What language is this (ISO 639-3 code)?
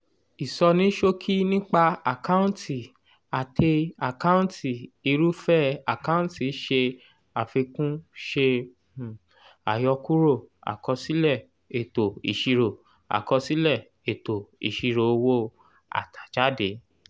yor